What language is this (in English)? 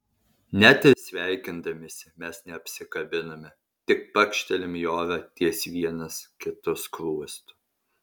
Lithuanian